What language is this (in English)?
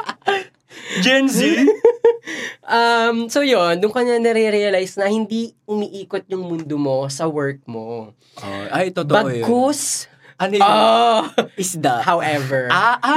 Filipino